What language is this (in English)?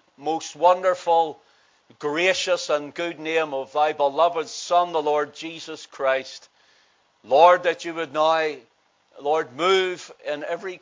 English